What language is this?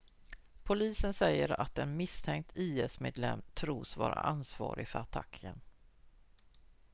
Swedish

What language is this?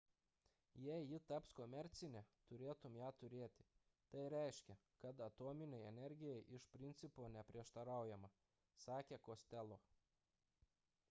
Lithuanian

